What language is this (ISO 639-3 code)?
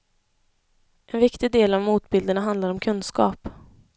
swe